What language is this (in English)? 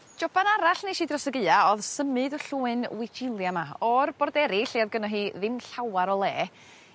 Welsh